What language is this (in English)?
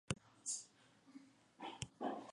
Spanish